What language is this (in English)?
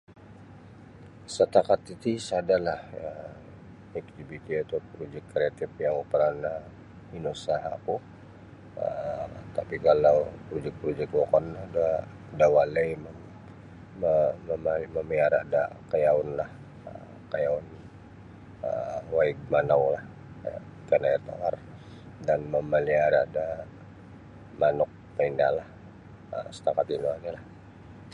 Sabah Bisaya